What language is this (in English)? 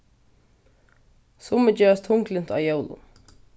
Faroese